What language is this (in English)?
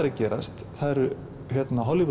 Icelandic